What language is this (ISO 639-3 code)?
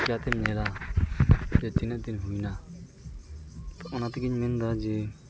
sat